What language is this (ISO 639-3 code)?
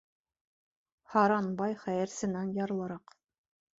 bak